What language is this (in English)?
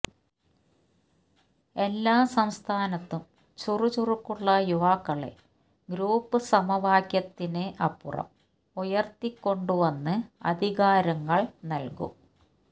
Malayalam